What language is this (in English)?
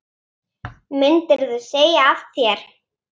Icelandic